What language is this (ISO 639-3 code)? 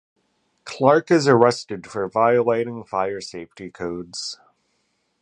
eng